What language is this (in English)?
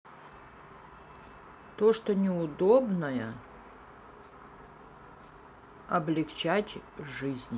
Russian